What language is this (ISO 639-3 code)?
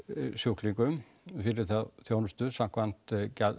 isl